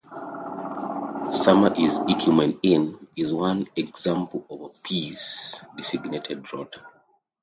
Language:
English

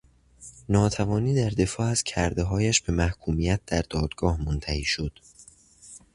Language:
Persian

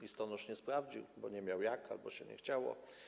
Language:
Polish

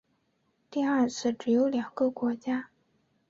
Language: Chinese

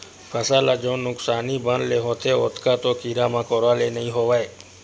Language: Chhattisgarhi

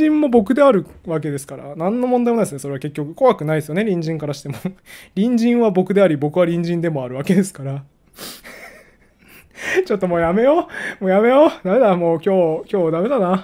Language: Japanese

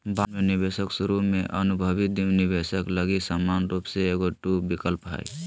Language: Magahi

